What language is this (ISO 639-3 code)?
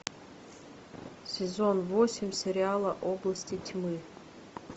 rus